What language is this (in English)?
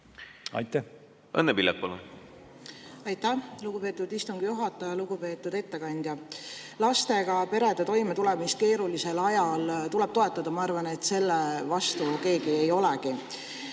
Estonian